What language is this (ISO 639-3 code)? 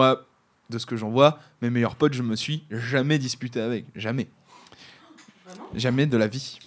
fra